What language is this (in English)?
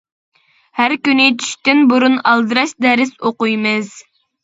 Uyghur